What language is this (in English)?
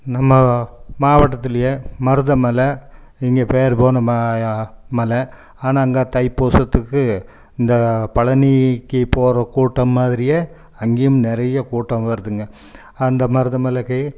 Tamil